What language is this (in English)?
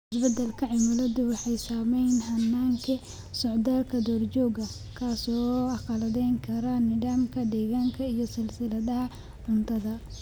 Somali